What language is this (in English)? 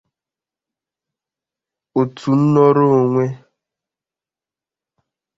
Igbo